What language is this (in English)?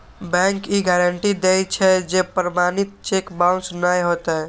Maithili